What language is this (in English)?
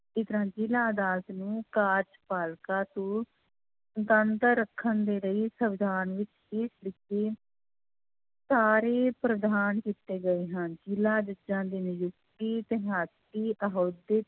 Punjabi